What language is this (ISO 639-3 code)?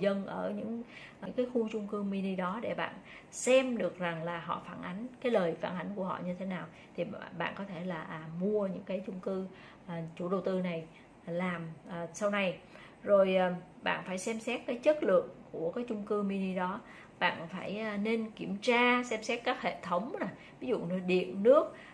vie